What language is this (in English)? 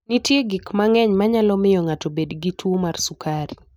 Luo (Kenya and Tanzania)